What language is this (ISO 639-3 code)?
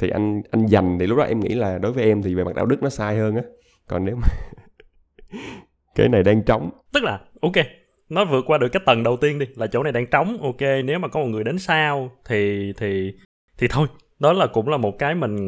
vie